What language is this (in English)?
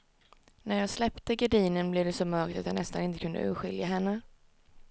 Swedish